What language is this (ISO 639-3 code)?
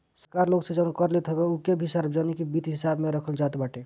bho